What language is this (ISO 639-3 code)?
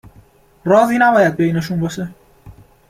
fas